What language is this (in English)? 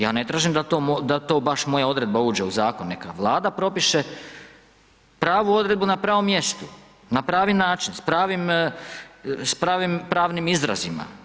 Croatian